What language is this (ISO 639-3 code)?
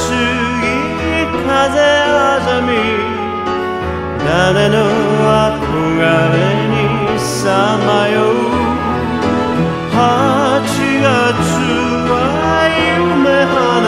ara